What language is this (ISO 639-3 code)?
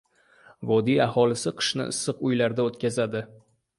uzb